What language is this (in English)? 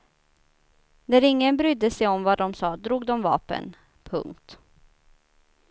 Swedish